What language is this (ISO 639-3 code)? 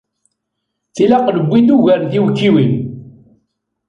kab